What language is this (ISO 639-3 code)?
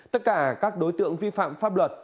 vie